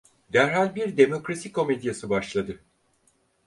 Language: Turkish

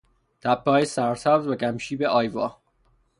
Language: Persian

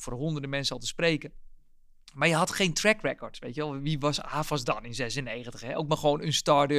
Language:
Dutch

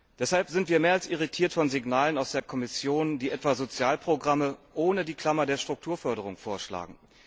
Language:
German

